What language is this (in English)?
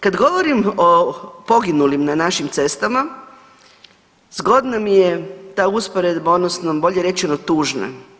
Croatian